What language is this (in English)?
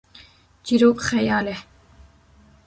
Kurdish